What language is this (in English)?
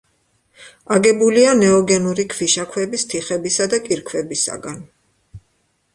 Georgian